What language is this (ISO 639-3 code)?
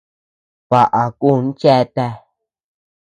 cux